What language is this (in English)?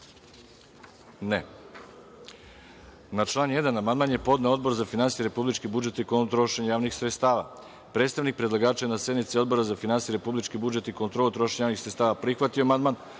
Serbian